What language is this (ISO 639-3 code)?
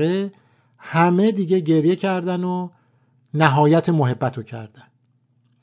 fas